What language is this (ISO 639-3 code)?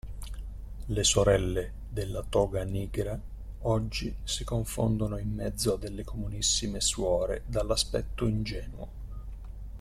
ita